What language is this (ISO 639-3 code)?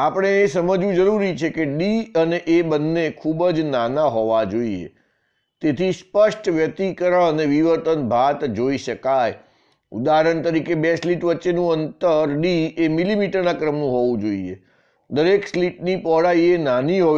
hin